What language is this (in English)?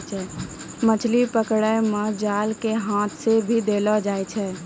Maithili